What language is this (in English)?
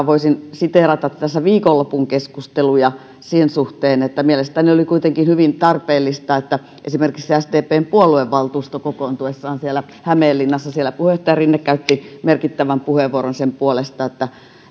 Finnish